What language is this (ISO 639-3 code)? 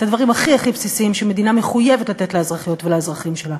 heb